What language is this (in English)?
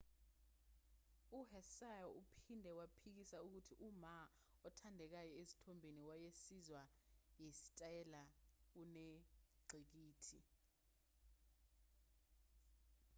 Zulu